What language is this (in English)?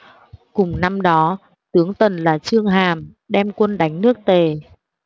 Vietnamese